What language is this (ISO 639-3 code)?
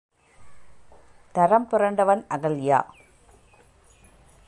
tam